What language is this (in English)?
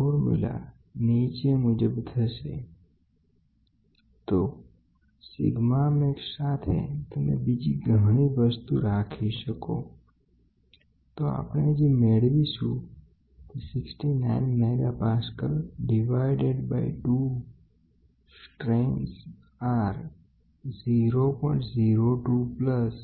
Gujarati